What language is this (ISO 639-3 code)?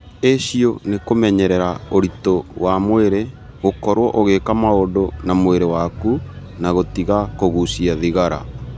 kik